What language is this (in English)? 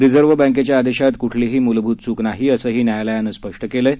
Marathi